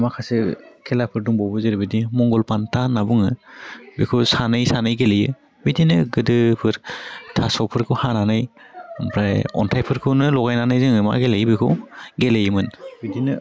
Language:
Bodo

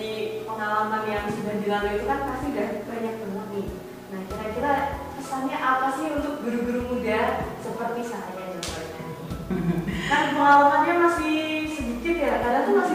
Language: Indonesian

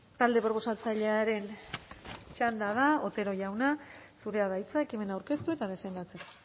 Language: Basque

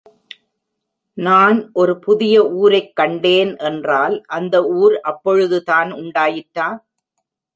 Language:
Tamil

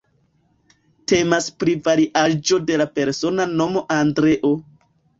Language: Esperanto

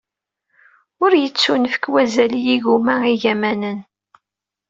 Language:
Kabyle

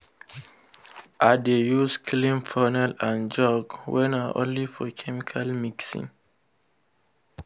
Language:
Nigerian Pidgin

